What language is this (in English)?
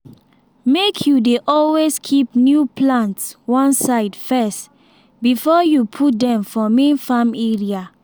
Nigerian Pidgin